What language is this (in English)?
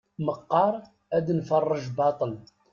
Kabyle